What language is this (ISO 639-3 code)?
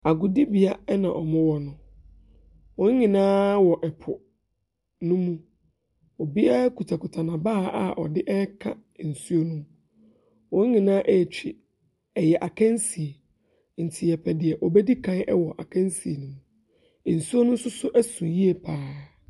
aka